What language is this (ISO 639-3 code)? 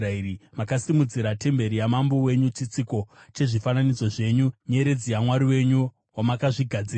sna